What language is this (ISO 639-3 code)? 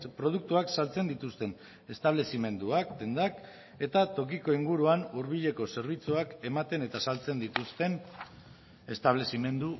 eus